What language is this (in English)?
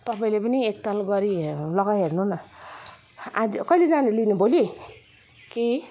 Nepali